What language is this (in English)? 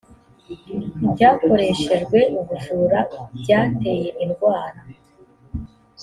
Kinyarwanda